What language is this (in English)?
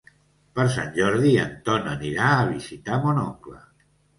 Catalan